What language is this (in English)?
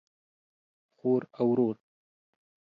Pashto